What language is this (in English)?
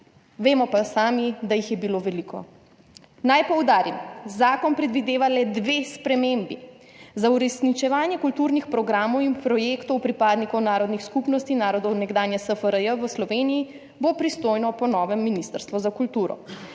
Slovenian